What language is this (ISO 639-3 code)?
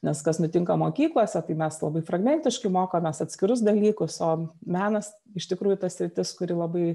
lit